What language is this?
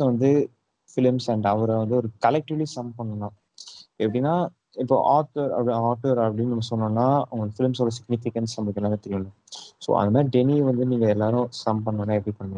Tamil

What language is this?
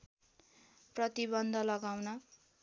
Nepali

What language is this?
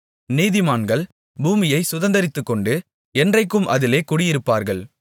Tamil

